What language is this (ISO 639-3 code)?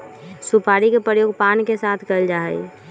mag